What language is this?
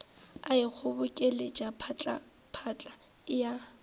Northern Sotho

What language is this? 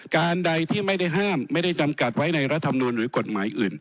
Thai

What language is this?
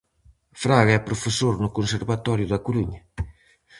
Galician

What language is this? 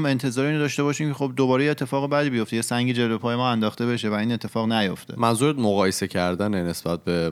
Persian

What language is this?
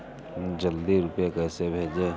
Hindi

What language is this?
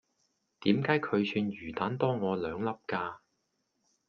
Cantonese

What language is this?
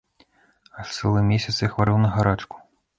Belarusian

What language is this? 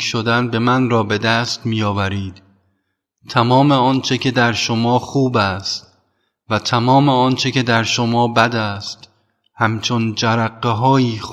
Persian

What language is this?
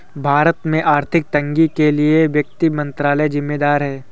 Hindi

